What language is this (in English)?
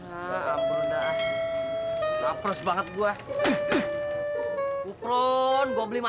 Indonesian